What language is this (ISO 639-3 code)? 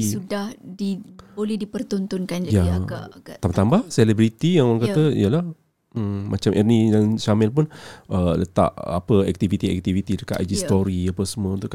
msa